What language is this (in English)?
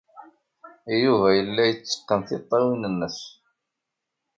Kabyle